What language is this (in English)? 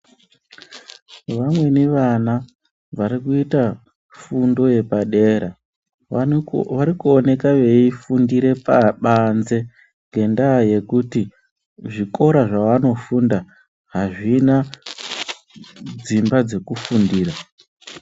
Ndau